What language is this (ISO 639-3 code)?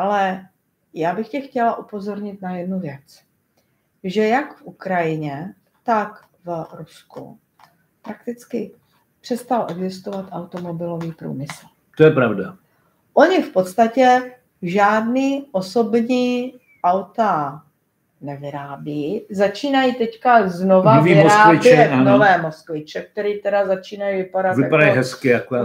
ces